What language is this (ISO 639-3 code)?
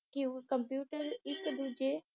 pan